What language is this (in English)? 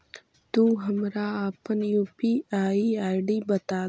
Magahi